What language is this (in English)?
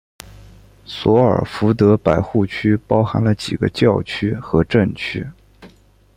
Chinese